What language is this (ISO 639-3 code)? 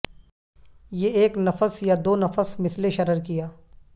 urd